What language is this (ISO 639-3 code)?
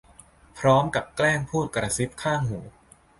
tha